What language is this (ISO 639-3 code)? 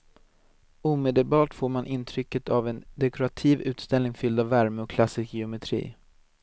swe